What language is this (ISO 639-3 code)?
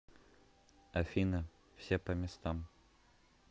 rus